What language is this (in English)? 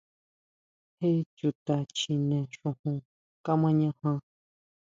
Huautla Mazatec